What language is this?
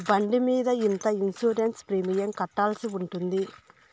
Telugu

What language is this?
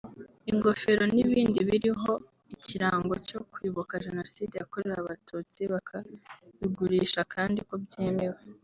Kinyarwanda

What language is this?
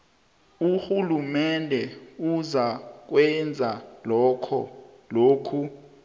South Ndebele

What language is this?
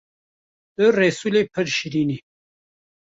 Kurdish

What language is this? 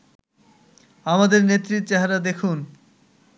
Bangla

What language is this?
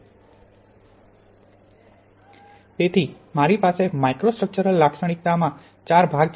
Gujarati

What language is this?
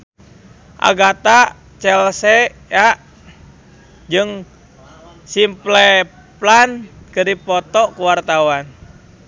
Sundanese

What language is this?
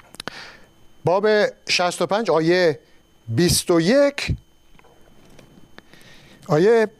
Persian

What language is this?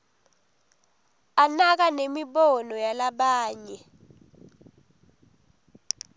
Swati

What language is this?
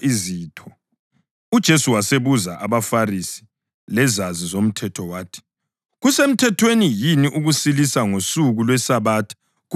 North Ndebele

